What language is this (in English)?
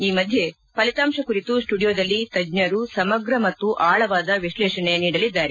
Kannada